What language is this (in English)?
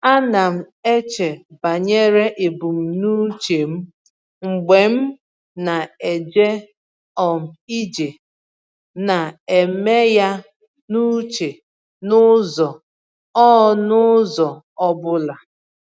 Igbo